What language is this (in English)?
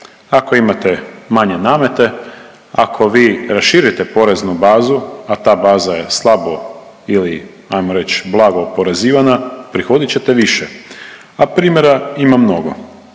Croatian